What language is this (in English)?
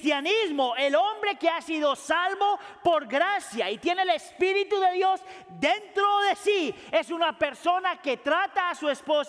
Spanish